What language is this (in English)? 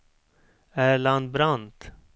Swedish